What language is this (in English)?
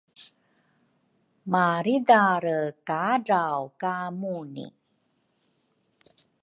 Rukai